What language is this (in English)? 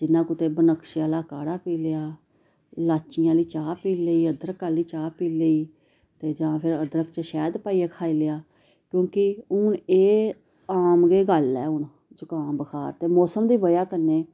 Dogri